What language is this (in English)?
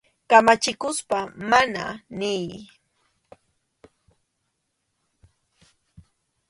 Arequipa-La Unión Quechua